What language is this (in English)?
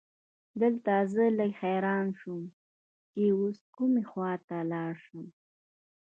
Pashto